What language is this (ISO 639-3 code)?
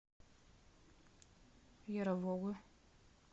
rus